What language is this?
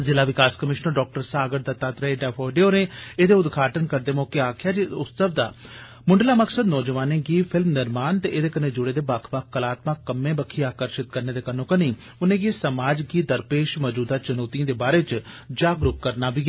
Dogri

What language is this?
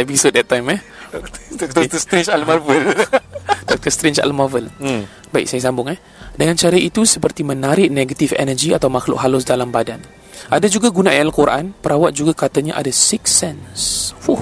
Malay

